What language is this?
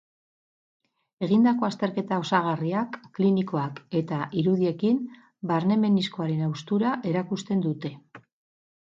Basque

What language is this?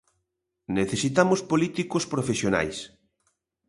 Galician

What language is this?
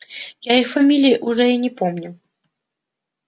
Russian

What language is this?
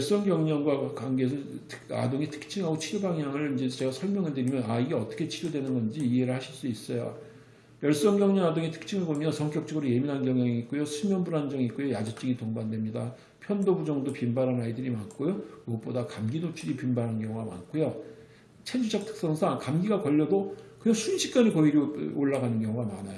Korean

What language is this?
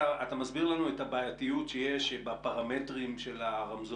Hebrew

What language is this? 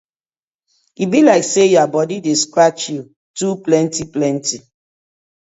Nigerian Pidgin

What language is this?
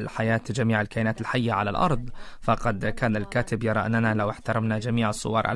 Arabic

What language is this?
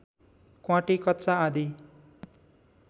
Nepali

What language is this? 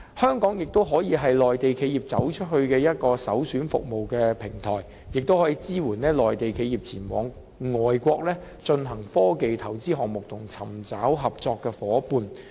Cantonese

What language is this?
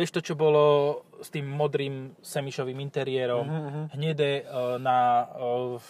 Slovak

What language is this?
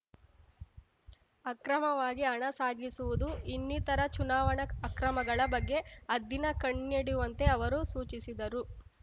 Kannada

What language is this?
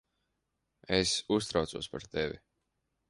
Latvian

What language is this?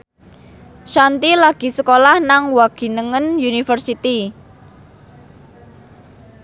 Javanese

